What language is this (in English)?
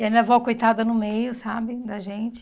Portuguese